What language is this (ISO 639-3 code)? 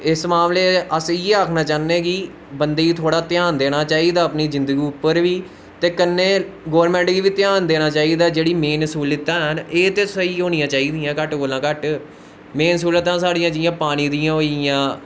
doi